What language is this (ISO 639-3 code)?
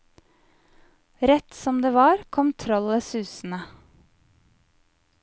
nor